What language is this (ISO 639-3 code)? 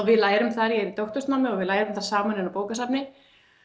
isl